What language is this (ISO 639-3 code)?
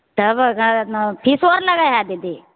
mai